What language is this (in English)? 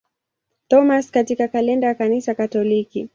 Swahili